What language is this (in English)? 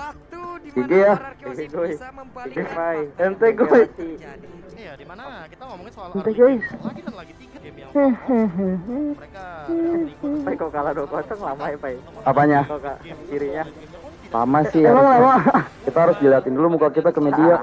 Indonesian